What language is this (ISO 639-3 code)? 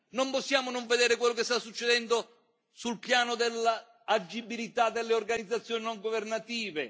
ita